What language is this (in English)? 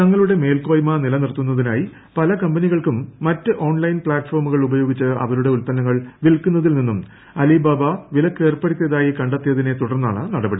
Malayalam